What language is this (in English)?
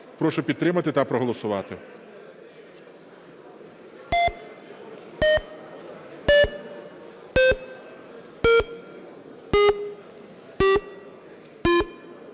Ukrainian